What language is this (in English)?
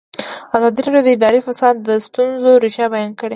Pashto